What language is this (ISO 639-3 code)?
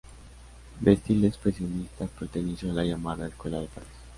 spa